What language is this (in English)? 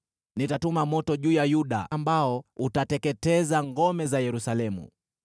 Swahili